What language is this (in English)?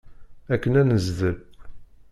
Kabyle